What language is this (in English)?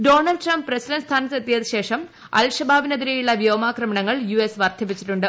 Malayalam